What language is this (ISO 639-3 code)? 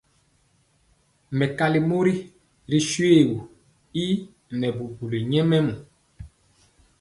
mcx